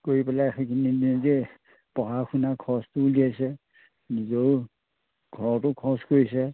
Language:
Assamese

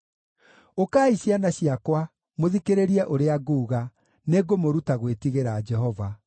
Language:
Kikuyu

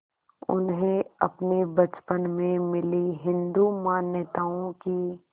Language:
Hindi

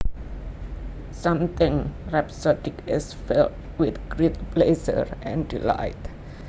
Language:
Javanese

